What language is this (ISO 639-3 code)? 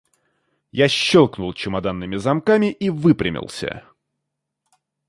rus